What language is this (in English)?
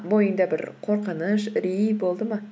Kazakh